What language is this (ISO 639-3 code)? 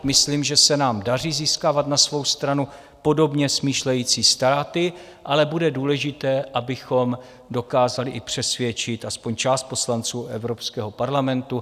ces